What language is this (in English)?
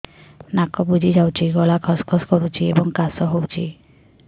Odia